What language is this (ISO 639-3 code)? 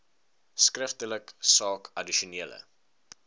afr